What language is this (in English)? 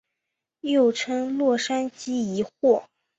Chinese